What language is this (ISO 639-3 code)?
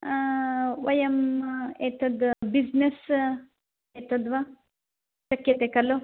san